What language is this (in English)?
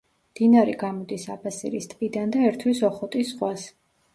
Georgian